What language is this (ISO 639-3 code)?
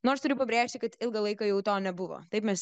lit